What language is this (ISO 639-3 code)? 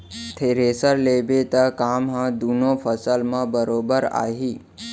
hne